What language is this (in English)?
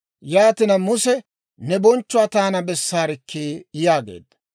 Dawro